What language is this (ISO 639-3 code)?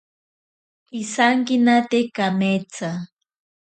prq